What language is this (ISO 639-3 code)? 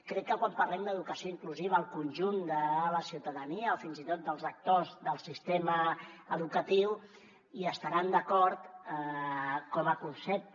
cat